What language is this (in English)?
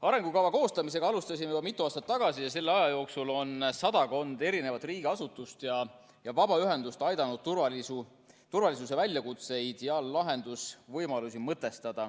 Estonian